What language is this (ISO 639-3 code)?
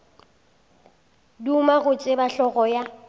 nso